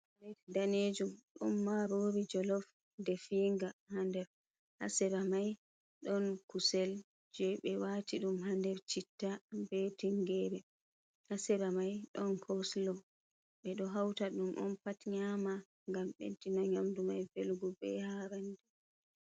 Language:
Fula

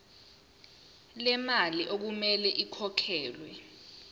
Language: Zulu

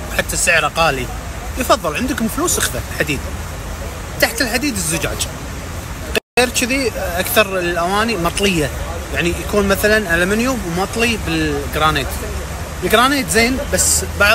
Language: Arabic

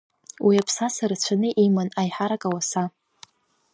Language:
Abkhazian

